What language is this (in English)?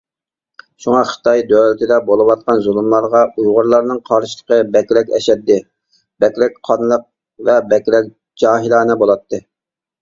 Uyghur